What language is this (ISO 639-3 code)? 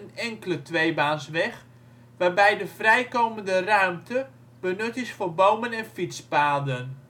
nld